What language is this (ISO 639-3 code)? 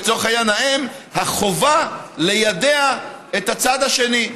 heb